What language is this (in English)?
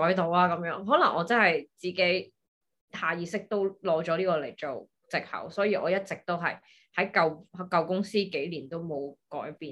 Chinese